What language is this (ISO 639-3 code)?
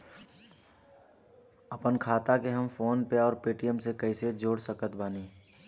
bho